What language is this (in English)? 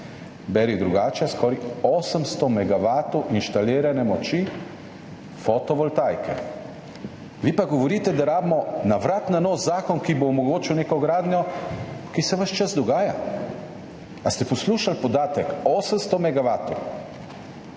Slovenian